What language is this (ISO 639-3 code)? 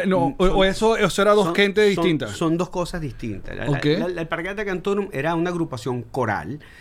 spa